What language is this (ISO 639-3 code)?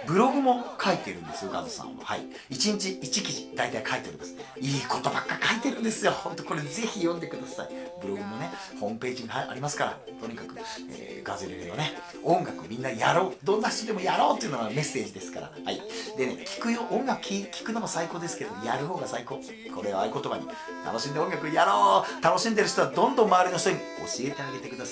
jpn